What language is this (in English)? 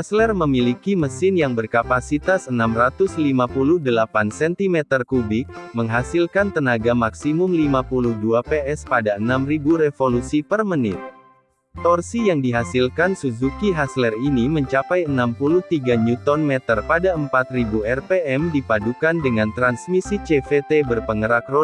Indonesian